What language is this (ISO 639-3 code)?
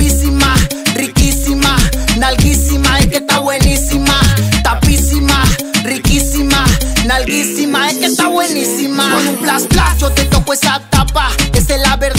spa